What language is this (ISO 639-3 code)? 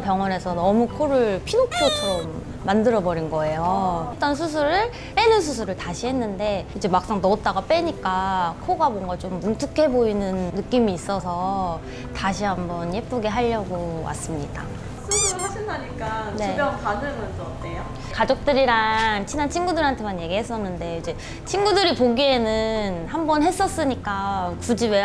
kor